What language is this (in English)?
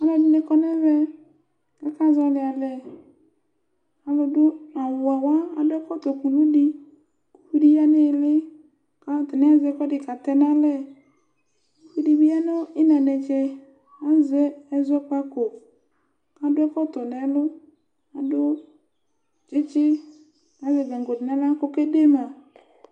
Ikposo